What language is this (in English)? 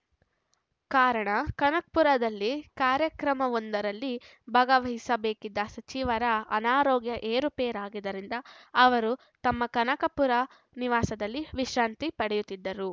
Kannada